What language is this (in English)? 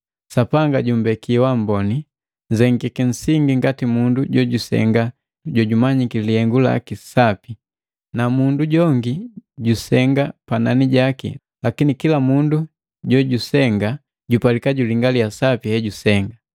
Matengo